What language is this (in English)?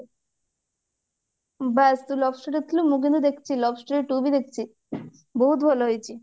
Odia